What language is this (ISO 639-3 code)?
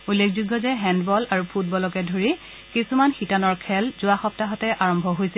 asm